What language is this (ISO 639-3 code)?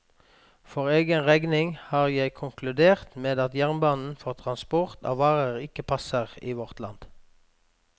nor